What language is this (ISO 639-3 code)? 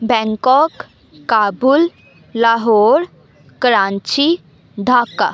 pan